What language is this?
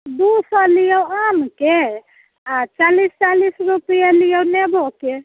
Maithili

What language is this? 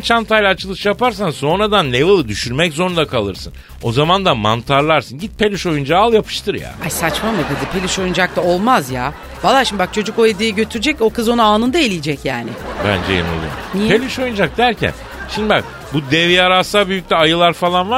Turkish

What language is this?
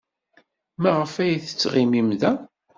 Kabyle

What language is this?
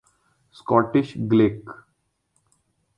Urdu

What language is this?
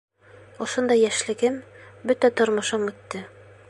Bashkir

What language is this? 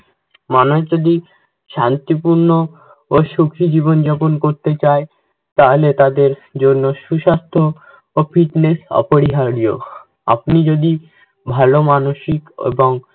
Bangla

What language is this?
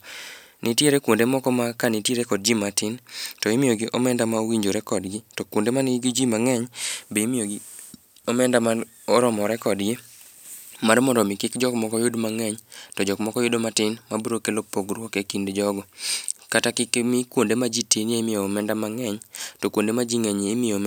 Luo (Kenya and Tanzania)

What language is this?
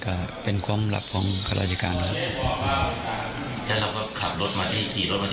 Thai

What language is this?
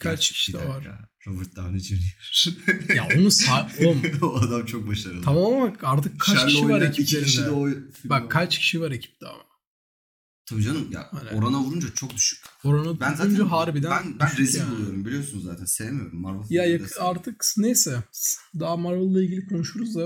Turkish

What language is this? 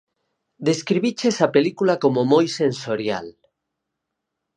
Galician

